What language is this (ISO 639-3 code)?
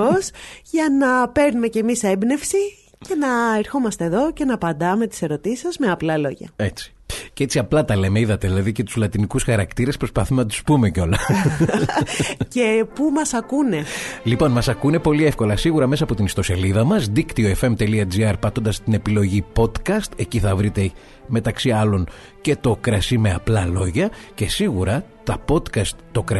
ell